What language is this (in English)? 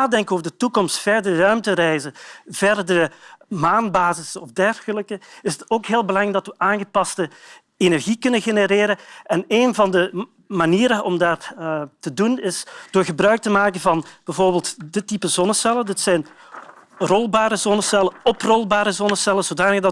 Dutch